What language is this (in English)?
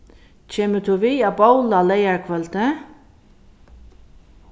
Faroese